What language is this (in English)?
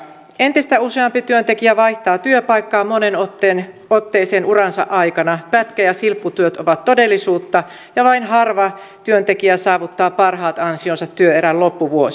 Finnish